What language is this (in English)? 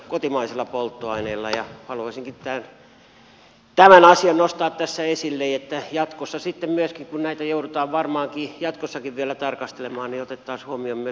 Finnish